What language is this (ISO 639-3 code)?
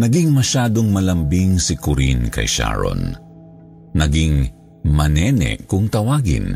fil